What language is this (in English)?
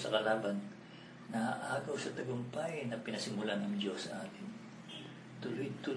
Filipino